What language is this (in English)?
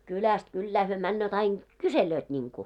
Finnish